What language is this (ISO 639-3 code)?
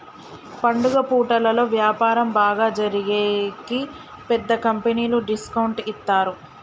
tel